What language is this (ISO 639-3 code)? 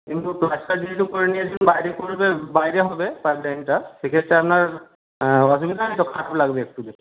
ben